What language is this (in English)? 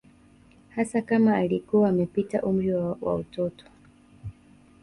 Swahili